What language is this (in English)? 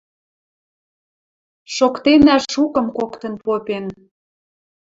Western Mari